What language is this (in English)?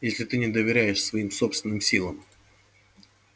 Russian